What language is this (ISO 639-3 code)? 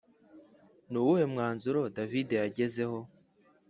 kin